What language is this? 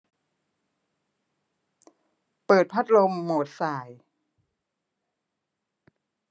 Thai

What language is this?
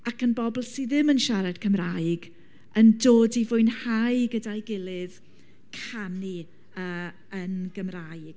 Welsh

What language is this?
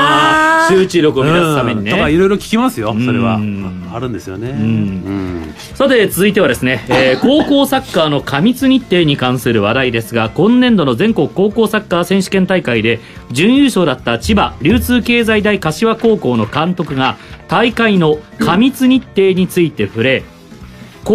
Japanese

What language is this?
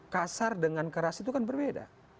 Indonesian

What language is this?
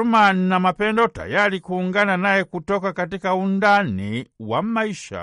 Swahili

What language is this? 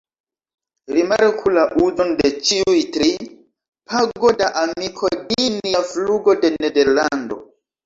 Esperanto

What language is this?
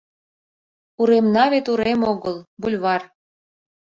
Mari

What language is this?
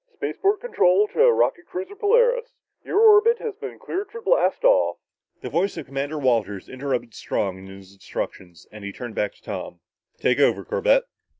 English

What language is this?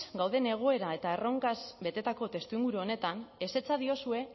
Basque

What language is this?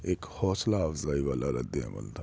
Urdu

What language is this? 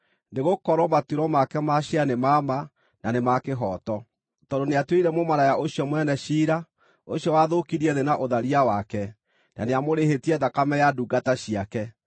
Kikuyu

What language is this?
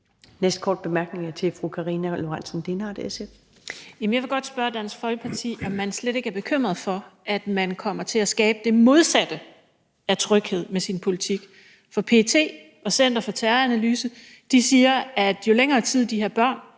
Danish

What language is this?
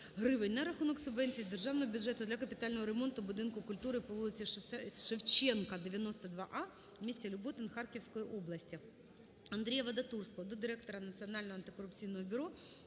Ukrainian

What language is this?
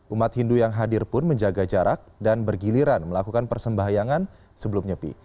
Indonesian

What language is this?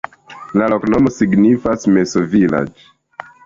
Esperanto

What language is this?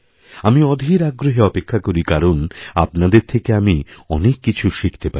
Bangla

